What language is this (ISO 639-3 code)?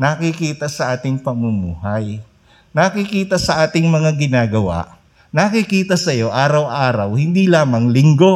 fil